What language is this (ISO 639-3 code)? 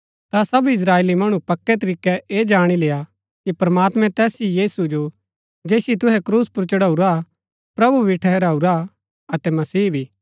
gbk